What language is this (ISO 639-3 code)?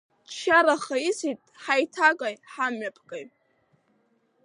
abk